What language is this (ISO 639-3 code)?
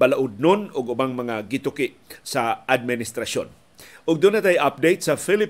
fil